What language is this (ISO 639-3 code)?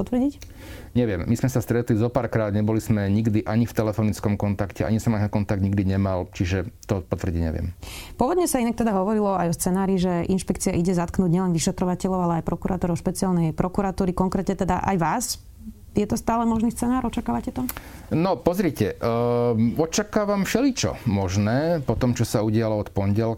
slk